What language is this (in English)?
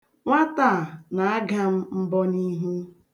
Igbo